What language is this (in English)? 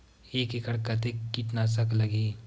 Chhattisgarhi